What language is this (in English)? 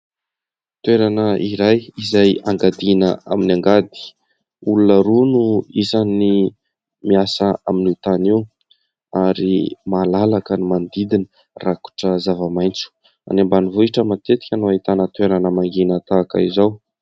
Malagasy